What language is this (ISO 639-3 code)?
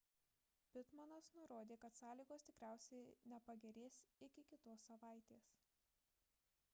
lit